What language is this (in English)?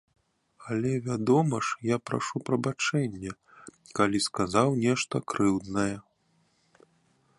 Belarusian